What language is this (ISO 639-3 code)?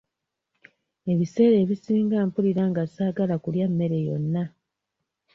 lug